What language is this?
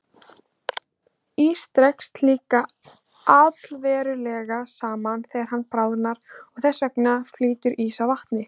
Icelandic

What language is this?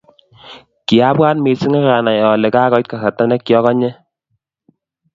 Kalenjin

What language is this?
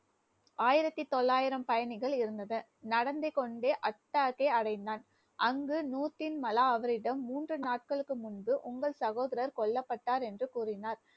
Tamil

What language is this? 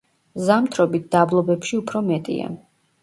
Georgian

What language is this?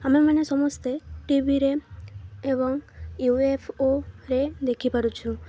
Odia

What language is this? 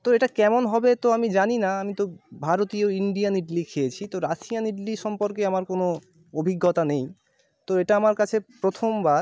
Bangla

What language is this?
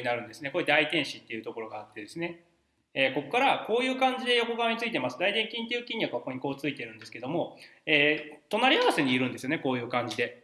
Japanese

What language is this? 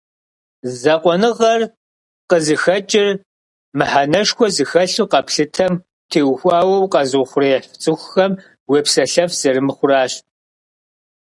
Kabardian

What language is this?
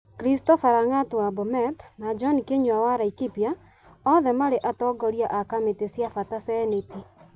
Kikuyu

